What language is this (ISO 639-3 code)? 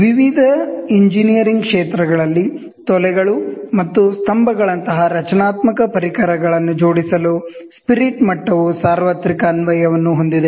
kan